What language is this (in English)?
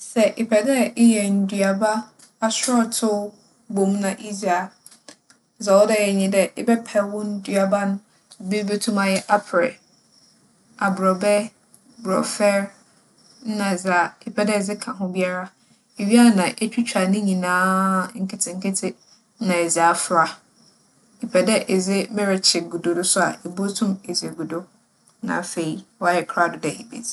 Akan